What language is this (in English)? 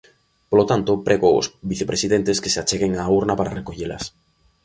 Galician